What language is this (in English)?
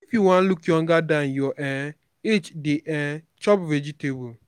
Nigerian Pidgin